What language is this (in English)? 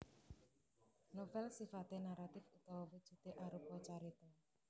Javanese